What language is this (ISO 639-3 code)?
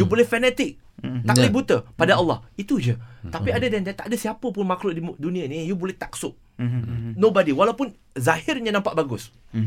msa